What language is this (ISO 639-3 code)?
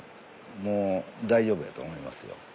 jpn